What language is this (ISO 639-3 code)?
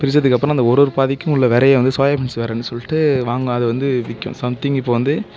tam